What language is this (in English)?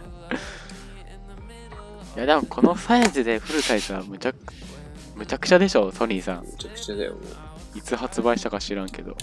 Japanese